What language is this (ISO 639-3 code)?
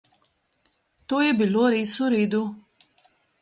slv